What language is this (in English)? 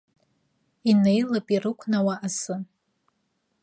Abkhazian